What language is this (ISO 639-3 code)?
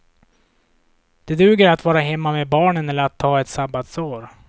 swe